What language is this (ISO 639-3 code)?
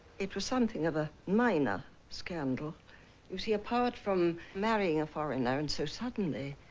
eng